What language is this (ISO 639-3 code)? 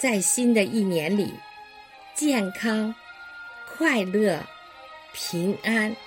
zho